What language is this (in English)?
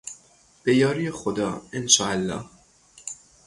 Persian